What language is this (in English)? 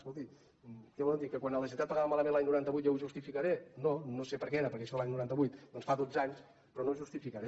Catalan